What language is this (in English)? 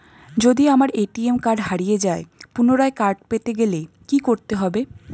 Bangla